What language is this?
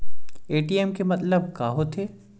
Chhattisgarhi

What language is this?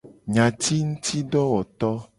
Gen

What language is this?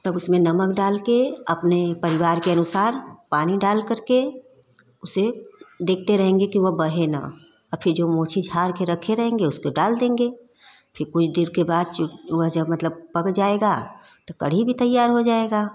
Hindi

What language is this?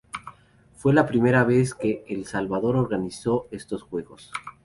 Spanish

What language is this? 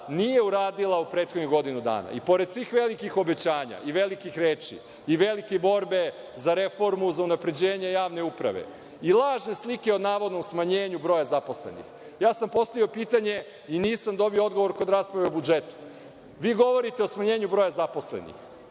Serbian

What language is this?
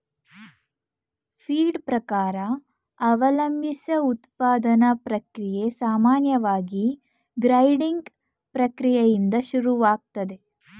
Kannada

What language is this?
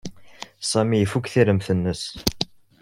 Kabyle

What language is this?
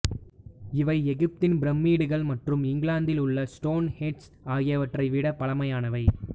Tamil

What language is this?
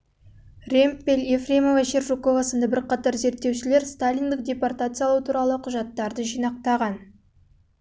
Kazakh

